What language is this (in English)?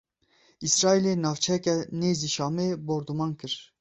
Kurdish